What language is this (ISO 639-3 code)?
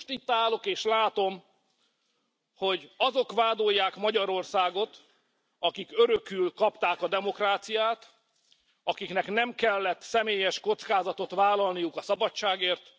hun